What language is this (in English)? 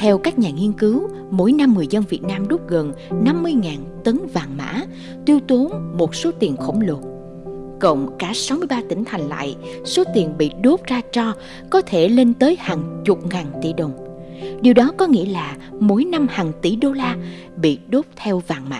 Vietnamese